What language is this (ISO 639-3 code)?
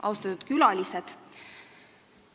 est